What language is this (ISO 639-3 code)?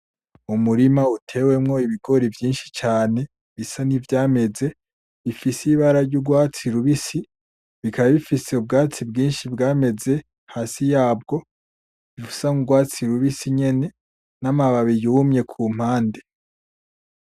run